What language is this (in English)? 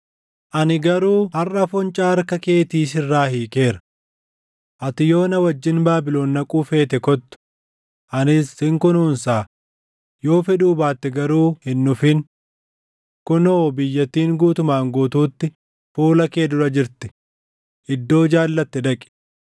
Oromo